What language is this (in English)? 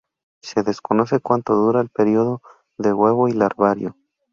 Spanish